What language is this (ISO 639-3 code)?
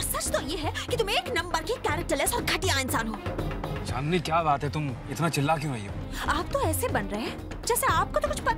hin